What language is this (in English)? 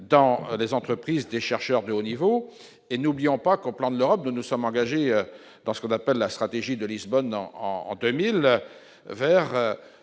French